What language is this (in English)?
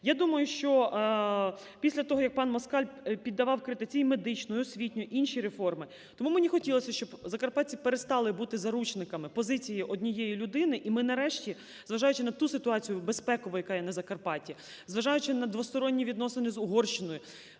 Ukrainian